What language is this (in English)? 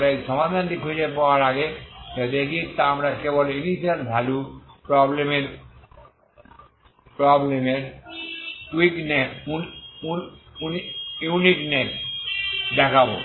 Bangla